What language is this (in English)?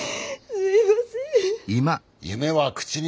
Japanese